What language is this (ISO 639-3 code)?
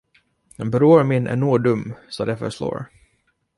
swe